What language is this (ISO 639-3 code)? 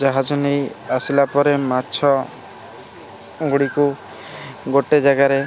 ori